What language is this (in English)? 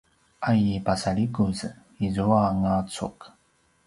Paiwan